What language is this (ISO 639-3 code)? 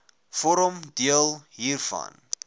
afr